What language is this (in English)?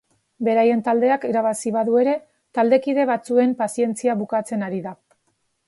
Basque